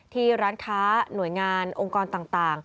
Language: Thai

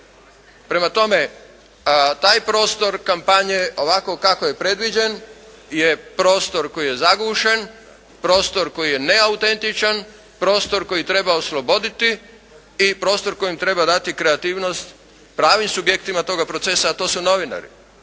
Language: Croatian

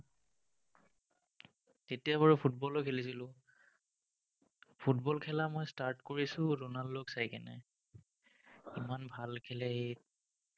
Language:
Assamese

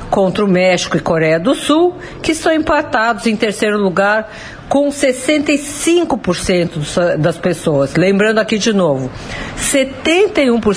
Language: Portuguese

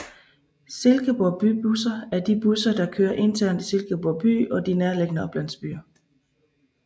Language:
Danish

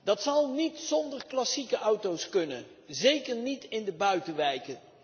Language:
Dutch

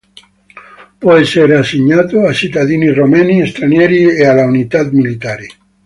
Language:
Italian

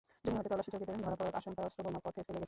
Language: Bangla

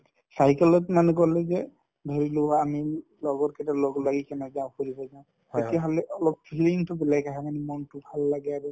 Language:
Assamese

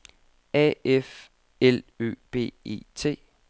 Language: Danish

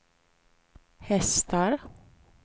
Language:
Swedish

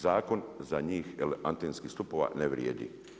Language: Croatian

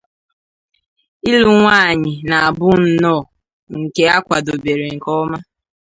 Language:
Igbo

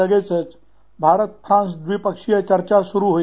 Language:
Marathi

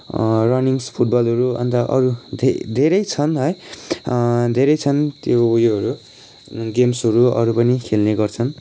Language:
Nepali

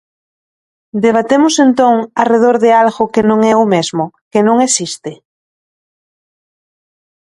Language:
Galician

